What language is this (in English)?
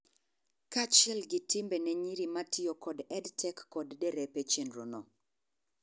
Luo (Kenya and Tanzania)